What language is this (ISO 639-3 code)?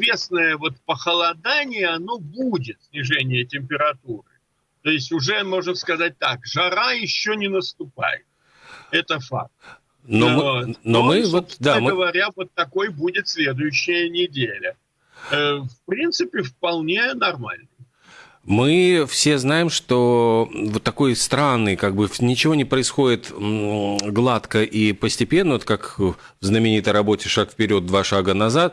rus